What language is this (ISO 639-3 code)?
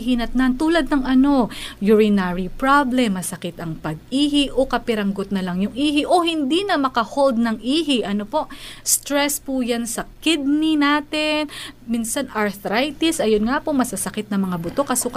fil